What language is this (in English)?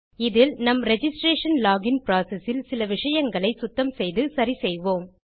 Tamil